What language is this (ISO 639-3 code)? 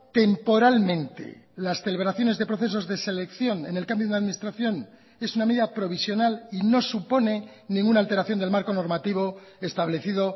spa